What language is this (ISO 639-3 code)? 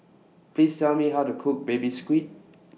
eng